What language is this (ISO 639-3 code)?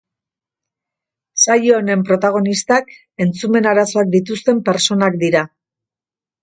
eus